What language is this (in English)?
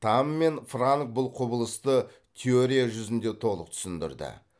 Kazakh